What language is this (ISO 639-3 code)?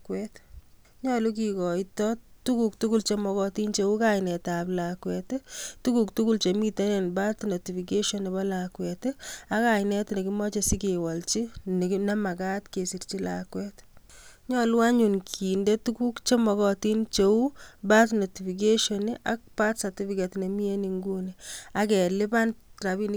kln